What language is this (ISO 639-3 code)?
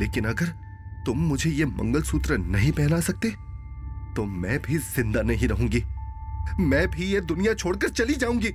hin